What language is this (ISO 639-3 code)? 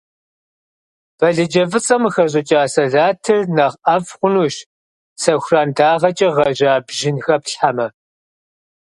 kbd